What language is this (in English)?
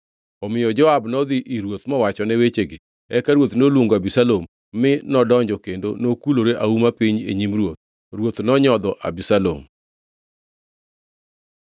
Luo (Kenya and Tanzania)